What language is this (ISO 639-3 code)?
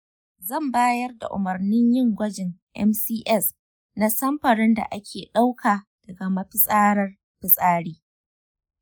hau